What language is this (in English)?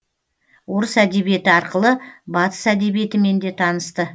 Kazakh